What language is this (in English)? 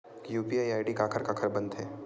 Chhattisgarhi